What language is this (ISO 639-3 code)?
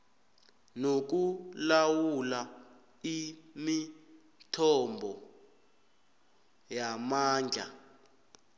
nbl